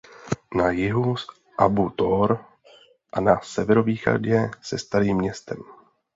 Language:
Czech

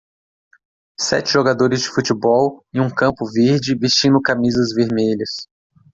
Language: Portuguese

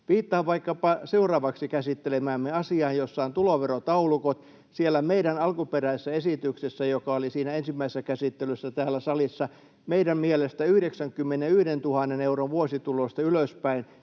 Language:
Finnish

